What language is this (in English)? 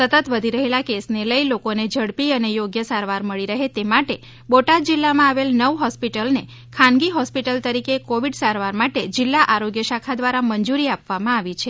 Gujarati